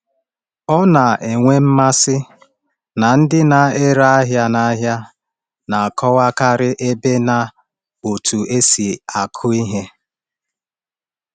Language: Igbo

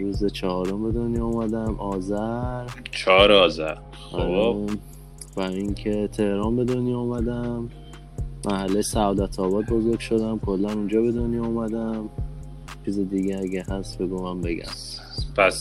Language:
Persian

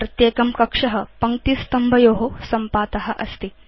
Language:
Sanskrit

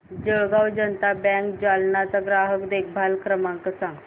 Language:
Marathi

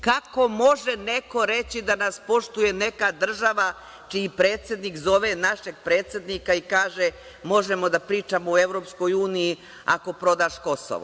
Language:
Serbian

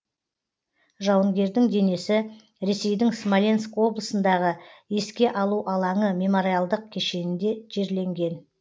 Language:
Kazakh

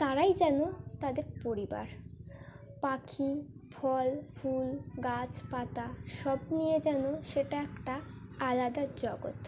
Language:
Bangla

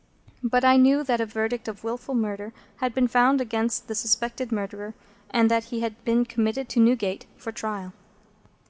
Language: English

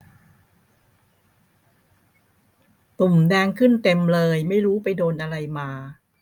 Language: Thai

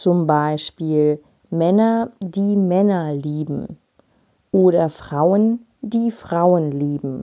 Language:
German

